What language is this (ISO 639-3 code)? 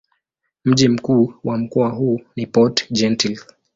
swa